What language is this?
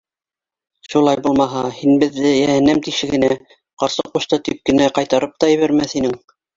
Bashkir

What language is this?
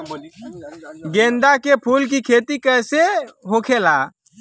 Bhojpuri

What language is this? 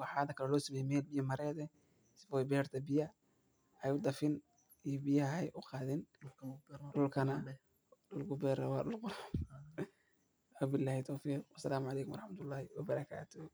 Somali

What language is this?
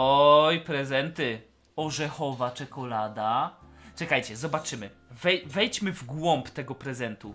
Polish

